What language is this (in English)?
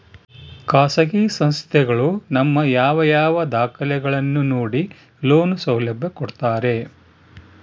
Kannada